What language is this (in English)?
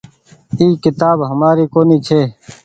Goaria